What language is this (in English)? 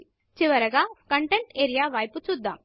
Telugu